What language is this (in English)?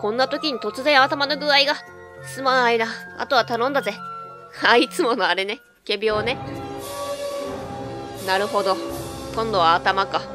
Japanese